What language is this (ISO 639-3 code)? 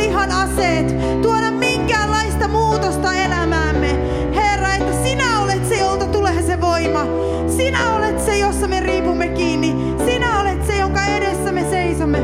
fin